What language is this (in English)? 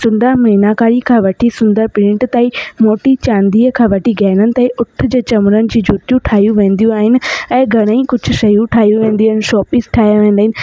Sindhi